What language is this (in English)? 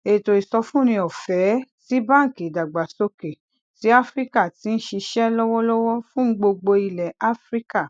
Yoruba